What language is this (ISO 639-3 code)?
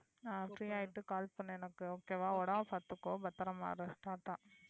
tam